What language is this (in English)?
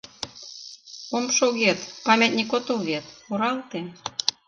Mari